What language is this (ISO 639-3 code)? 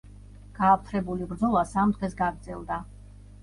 kat